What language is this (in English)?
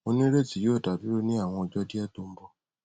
Yoruba